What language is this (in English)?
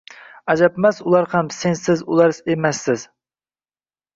Uzbek